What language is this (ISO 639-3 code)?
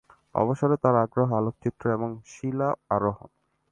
ben